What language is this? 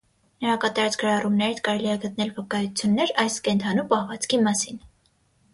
Armenian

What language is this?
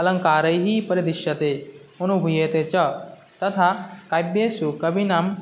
Sanskrit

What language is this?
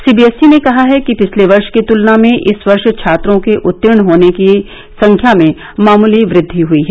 Hindi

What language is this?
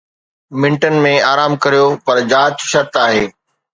Sindhi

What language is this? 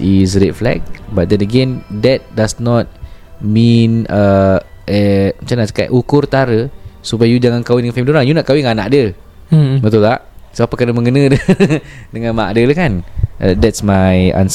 Malay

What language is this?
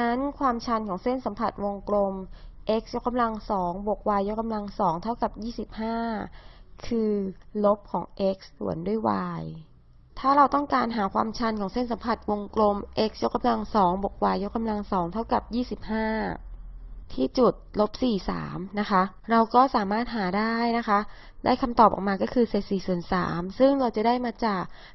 Thai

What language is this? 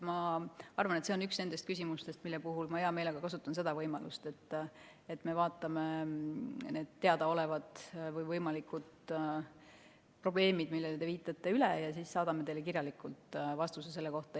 Estonian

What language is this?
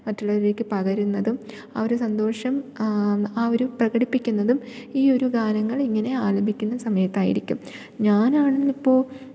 Malayalam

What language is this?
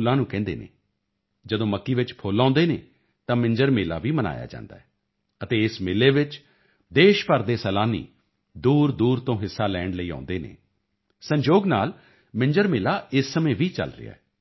Punjabi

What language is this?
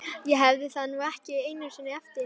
Icelandic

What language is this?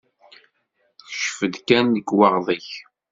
Kabyle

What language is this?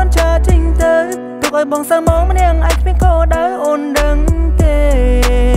Vietnamese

